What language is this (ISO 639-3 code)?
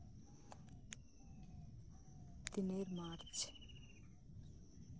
sat